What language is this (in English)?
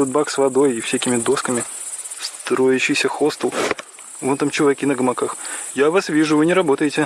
Russian